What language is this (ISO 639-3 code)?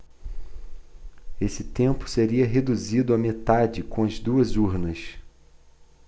por